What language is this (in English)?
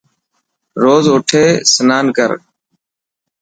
Dhatki